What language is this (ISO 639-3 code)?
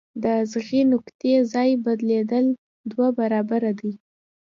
pus